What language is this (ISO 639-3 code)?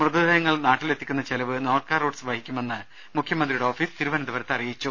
mal